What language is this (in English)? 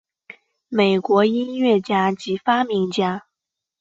Chinese